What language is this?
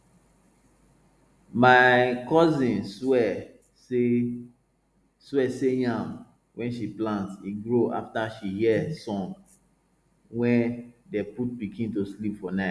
Nigerian Pidgin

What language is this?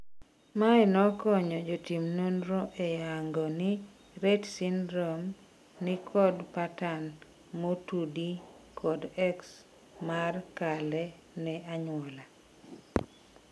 Luo (Kenya and Tanzania)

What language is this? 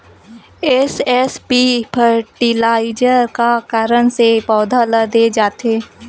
Chhattisgarhi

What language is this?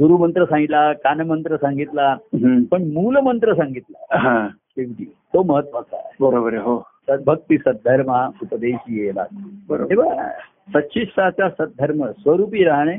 Marathi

